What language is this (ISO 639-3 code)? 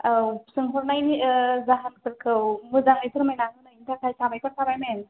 brx